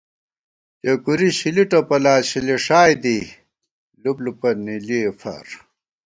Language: Gawar-Bati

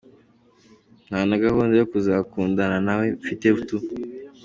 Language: Kinyarwanda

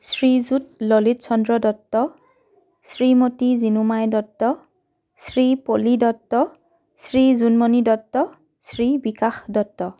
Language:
Assamese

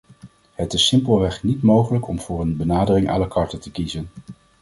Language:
Dutch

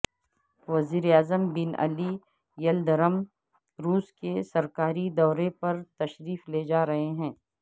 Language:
Urdu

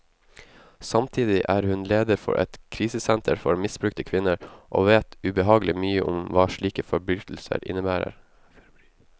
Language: Norwegian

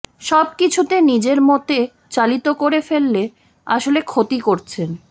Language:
Bangla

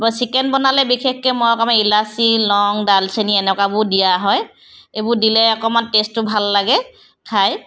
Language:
Assamese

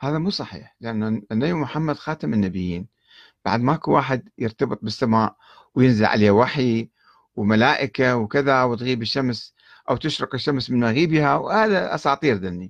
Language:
Arabic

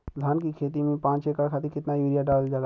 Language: Bhojpuri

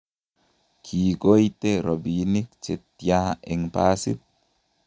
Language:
Kalenjin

